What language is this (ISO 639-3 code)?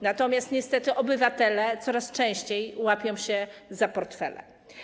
pol